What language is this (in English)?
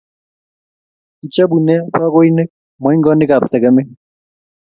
Kalenjin